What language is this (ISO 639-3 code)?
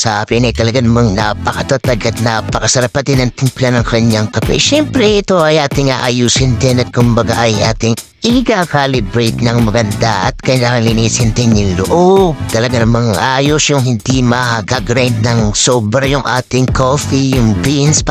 fil